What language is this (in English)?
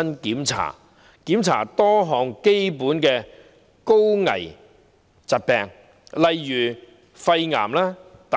Cantonese